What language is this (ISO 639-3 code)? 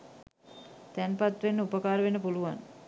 sin